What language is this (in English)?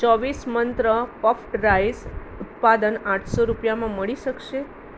Gujarati